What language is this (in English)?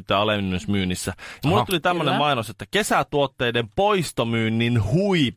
Finnish